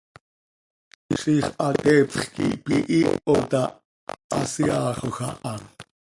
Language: Seri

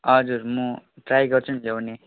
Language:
Nepali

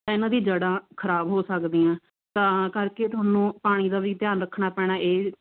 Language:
Punjabi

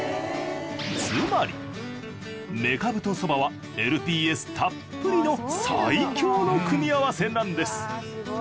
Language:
Japanese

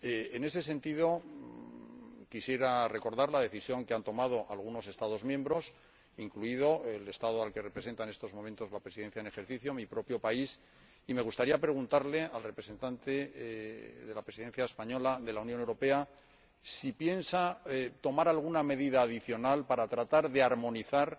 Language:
Spanish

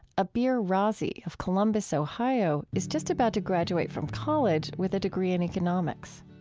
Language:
English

